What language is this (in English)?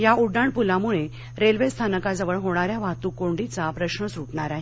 Marathi